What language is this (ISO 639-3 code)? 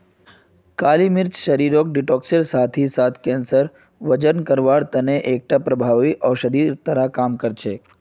mag